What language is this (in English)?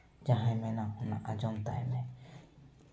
Santali